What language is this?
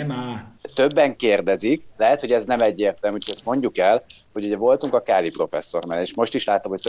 Hungarian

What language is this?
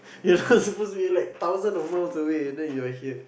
English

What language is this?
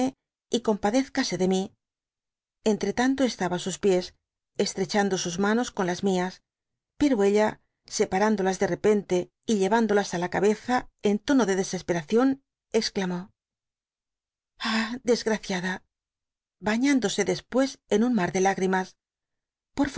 Spanish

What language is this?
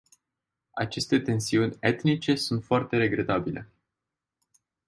Romanian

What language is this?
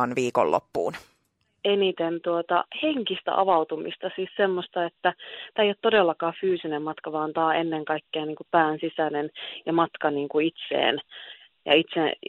Finnish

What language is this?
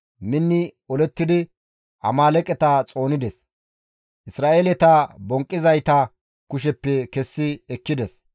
Gamo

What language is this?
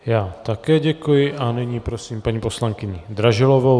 Czech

